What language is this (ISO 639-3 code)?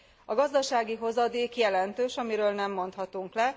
hun